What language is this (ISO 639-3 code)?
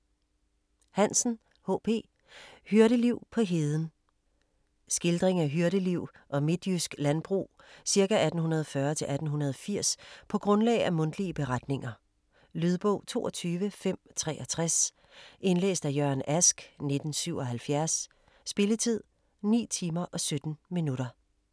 dan